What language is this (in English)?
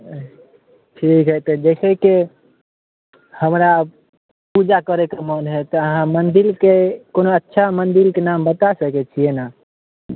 Maithili